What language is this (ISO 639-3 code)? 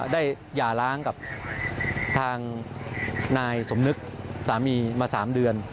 tha